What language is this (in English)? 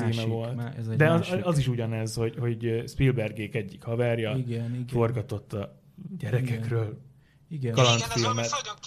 Hungarian